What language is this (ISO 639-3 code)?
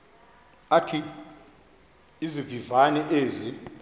xho